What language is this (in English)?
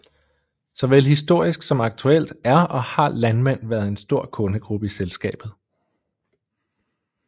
Danish